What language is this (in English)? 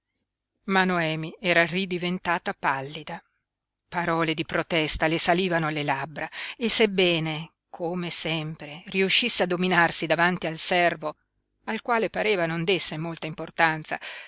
Italian